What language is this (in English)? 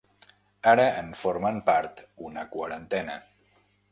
Catalan